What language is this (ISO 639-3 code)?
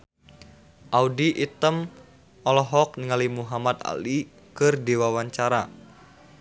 sun